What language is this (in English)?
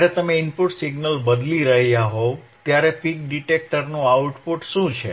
Gujarati